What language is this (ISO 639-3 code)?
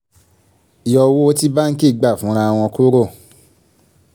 yor